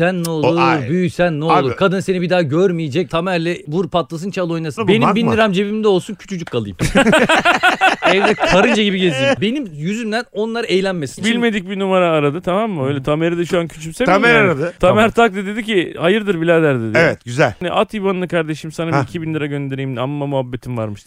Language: Turkish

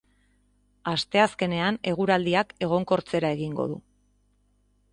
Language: Basque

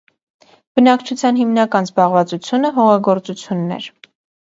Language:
Armenian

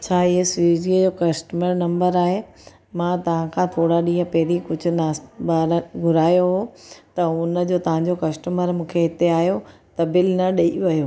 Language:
Sindhi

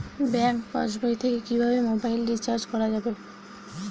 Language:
Bangla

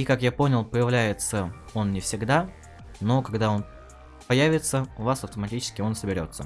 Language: Russian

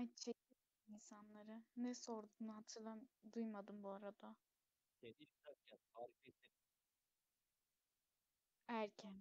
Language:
Turkish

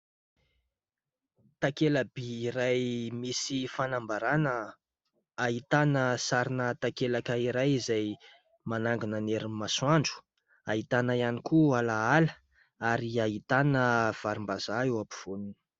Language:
Malagasy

